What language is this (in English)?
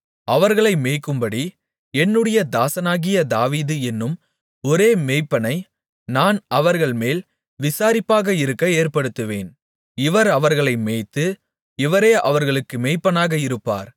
Tamil